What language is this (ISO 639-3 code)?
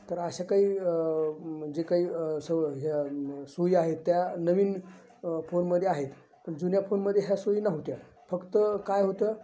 mar